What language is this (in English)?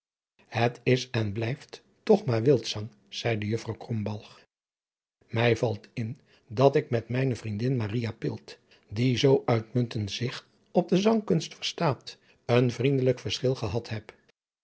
Dutch